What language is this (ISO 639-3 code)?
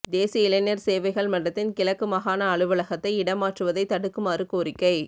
tam